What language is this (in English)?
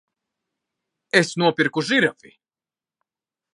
Latvian